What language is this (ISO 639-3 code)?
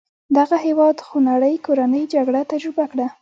pus